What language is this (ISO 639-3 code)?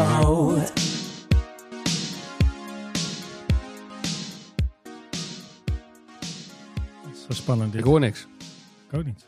nld